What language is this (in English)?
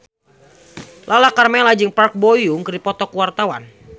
Sundanese